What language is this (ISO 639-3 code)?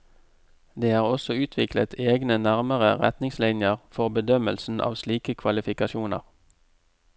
nor